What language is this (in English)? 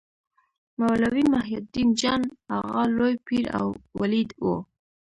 Pashto